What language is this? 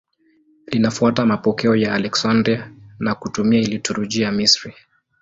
Swahili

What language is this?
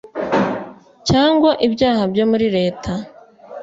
Kinyarwanda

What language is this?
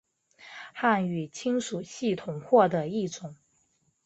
Chinese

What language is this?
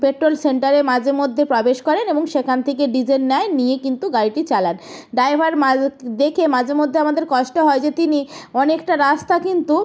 Bangla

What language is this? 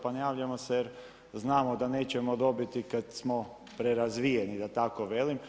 Croatian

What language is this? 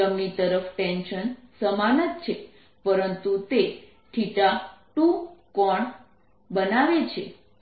Gujarati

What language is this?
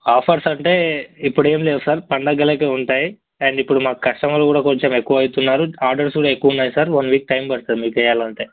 Telugu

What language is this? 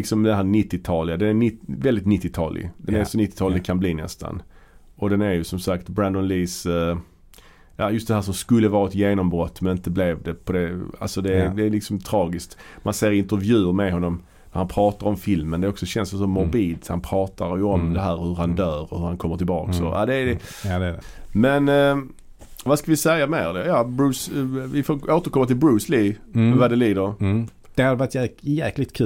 Swedish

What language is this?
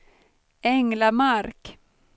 Swedish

